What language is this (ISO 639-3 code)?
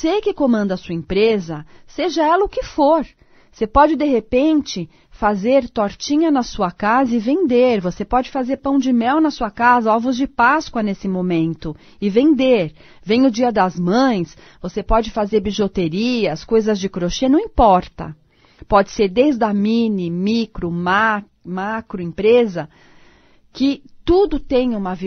por